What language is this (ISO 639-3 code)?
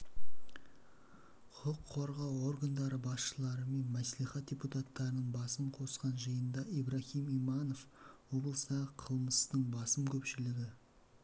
kaz